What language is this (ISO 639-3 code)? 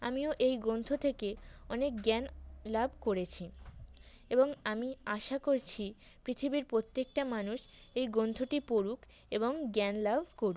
ben